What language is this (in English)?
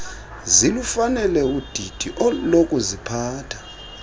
Xhosa